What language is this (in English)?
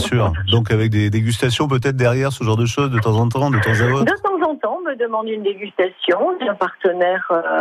French